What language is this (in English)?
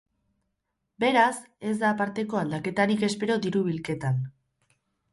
Basque